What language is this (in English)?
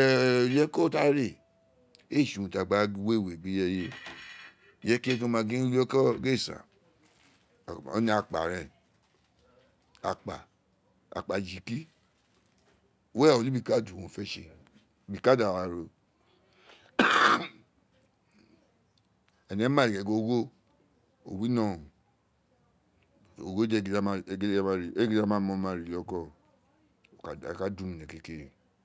Isekiri